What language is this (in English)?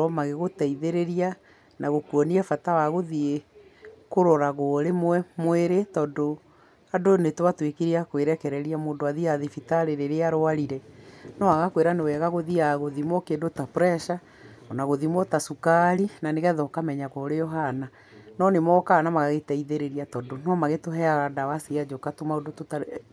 Kikuyu